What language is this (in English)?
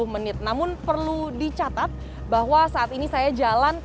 Indonesian